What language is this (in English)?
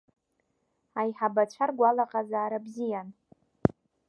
Abkhazian